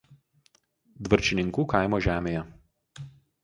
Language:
Lithuanian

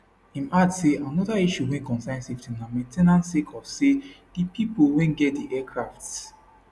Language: Nigerian Pidgin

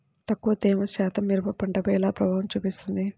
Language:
Telugu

